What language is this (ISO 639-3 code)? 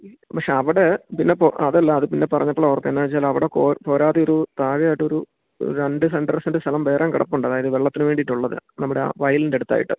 mal